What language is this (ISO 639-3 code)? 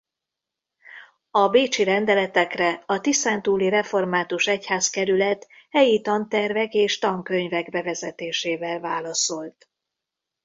hun